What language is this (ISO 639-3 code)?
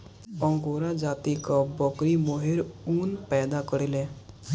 bho